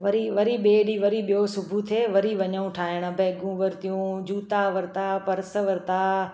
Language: Sindhi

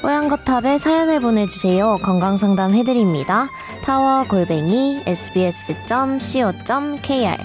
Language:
Korean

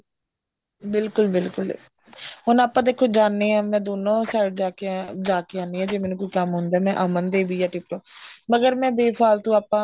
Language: Punjabi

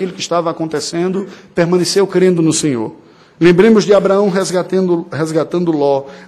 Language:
Portuguese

